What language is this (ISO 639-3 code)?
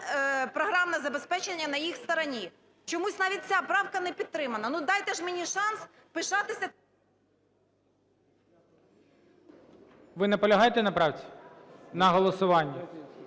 ukr